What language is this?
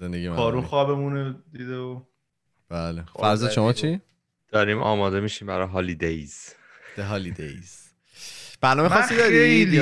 Persian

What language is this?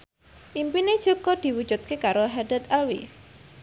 Javanese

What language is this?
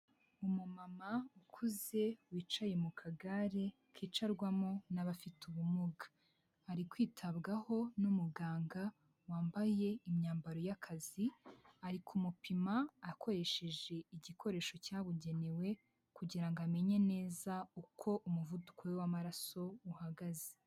Kinyarwanda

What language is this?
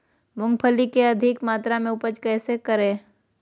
Magahi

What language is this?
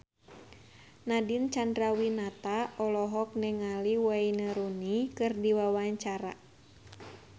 Sundanese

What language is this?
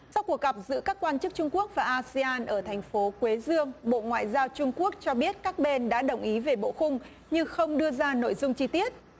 Vietnamese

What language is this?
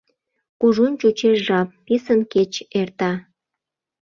Mari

